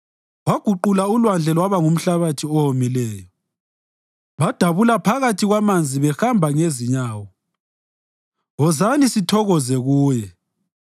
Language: North Ndebele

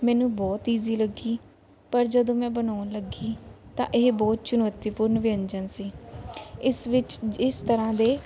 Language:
Punjabi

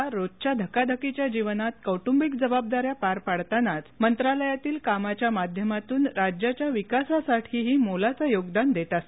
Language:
Marathi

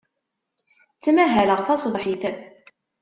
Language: Kabyle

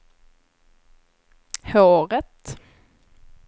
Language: Swedish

